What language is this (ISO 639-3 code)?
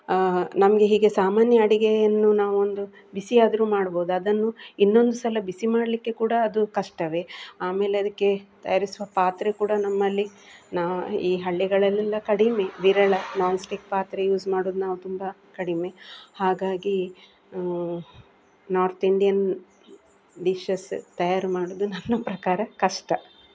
kan